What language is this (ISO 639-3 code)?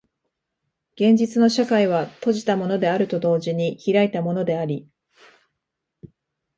jpn